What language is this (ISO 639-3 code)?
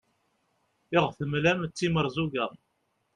kab